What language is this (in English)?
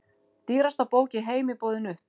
Icelandic